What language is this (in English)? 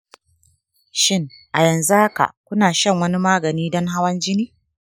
Hausa